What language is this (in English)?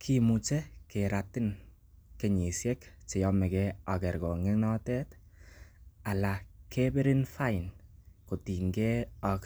Kalenjin